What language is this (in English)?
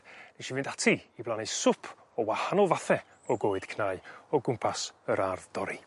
Welsh